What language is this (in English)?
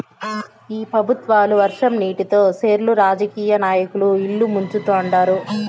Telugu